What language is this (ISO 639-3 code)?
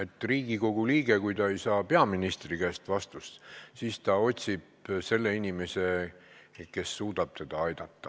est